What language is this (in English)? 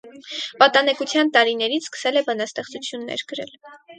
Armenian